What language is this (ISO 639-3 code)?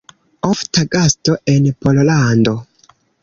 epo